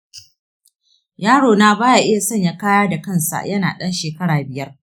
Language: Hausa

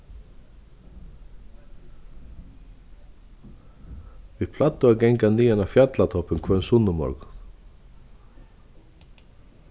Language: Faroese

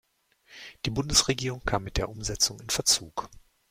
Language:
German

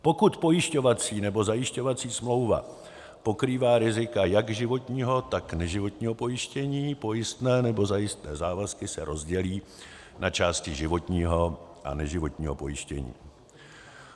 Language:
Czech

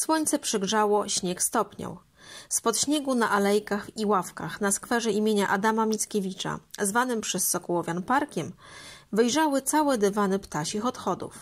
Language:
Polish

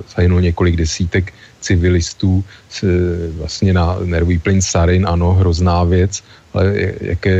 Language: Czech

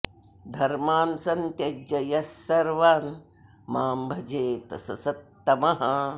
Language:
Sanskrit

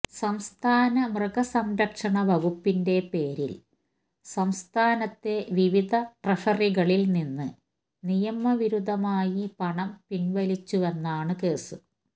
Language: Malayalam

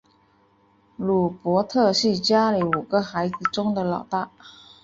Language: Chinese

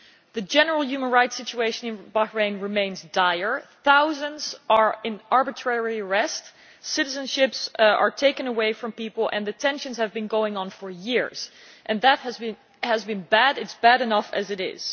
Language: English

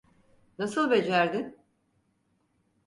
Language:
Turkish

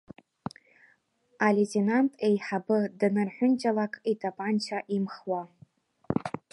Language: Abkhazian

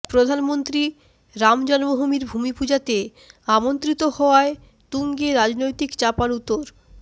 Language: Bangla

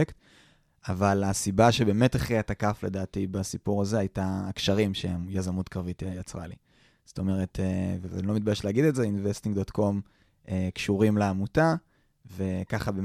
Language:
Hebrew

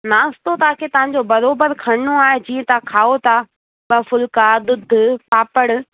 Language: Sindhi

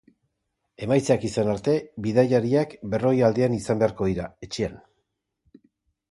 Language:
Basque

